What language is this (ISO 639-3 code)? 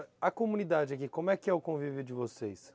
por